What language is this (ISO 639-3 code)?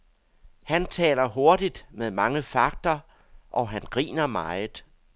dan